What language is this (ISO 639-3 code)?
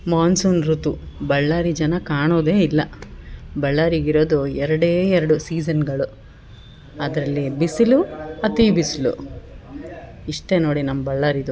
kan